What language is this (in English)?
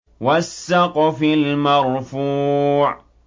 Arabic